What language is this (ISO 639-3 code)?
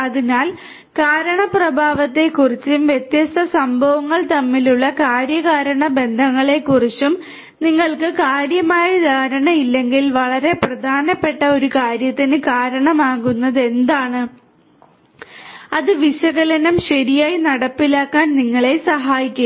mal